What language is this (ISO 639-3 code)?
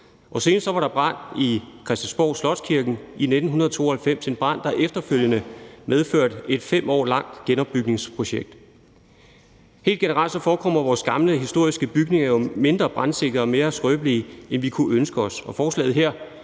dan